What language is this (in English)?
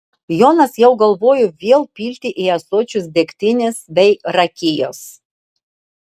Lithuanian